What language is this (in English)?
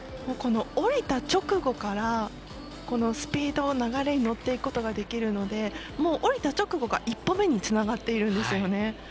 Japanese